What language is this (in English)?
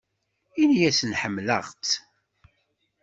Kabyle